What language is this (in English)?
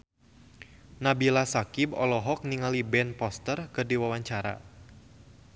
Sundanese